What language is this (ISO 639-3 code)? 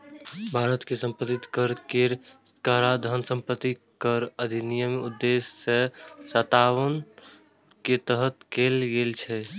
mai